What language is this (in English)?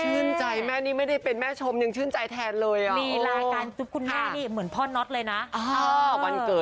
Thai